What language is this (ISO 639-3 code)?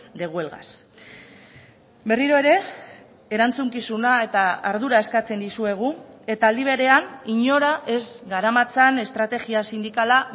eus